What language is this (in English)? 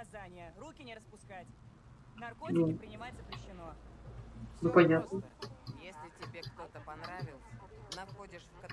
Russian